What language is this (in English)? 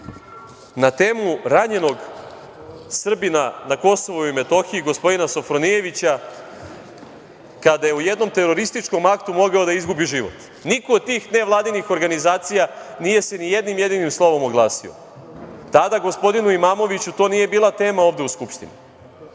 Serbian